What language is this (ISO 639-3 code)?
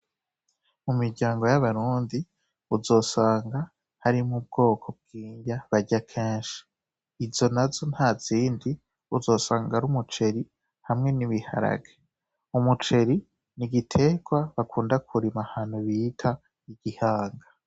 run